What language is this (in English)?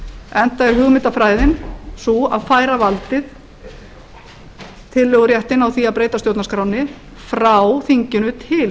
Icelandic